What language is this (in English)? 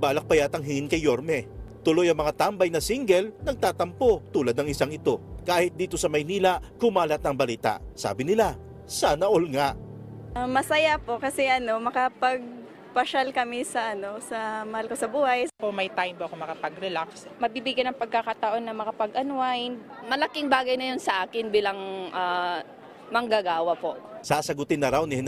Filipino